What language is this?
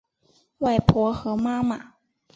Chinese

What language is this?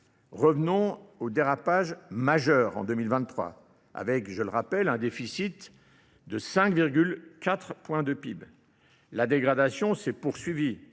French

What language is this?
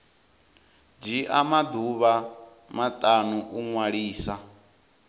Venda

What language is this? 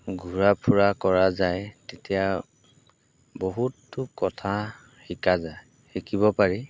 Assamese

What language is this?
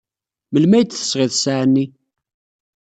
Kabyle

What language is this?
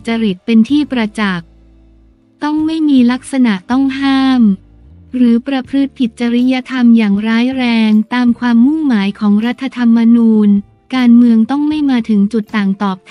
Thai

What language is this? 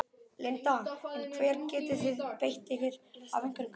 Icelandic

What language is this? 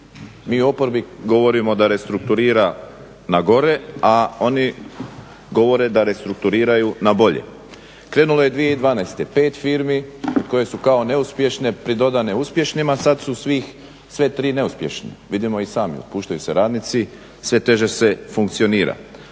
Croatian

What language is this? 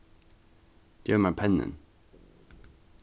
Faroese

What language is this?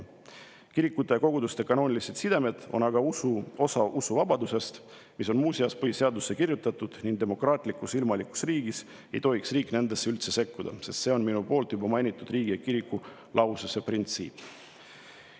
Estonian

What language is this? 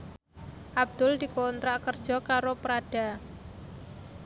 Javanese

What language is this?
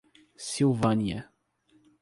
Portuguese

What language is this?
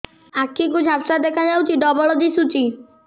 Odia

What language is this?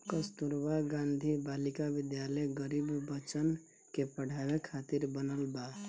Bhojpuri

